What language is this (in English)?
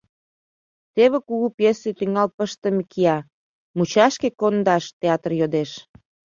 Mari